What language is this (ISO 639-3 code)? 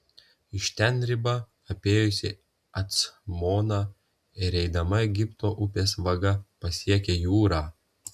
lit